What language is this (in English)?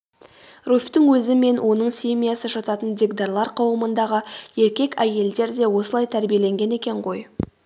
Kazakh